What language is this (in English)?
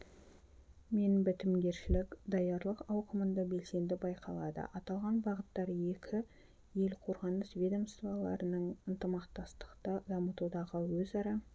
Kazakh